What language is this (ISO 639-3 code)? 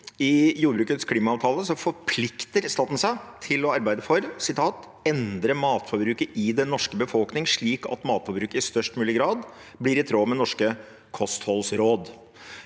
nor